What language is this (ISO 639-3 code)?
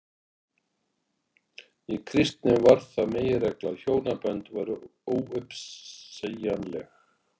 isl